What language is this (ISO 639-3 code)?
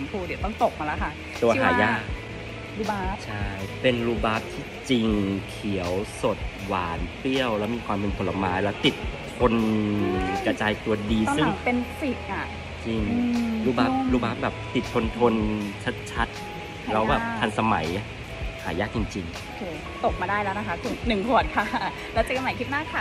tha